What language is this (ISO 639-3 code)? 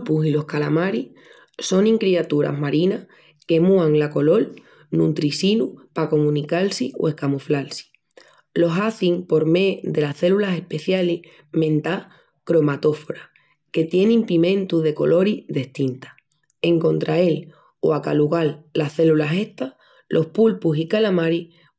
ext